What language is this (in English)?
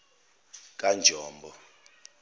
Zulu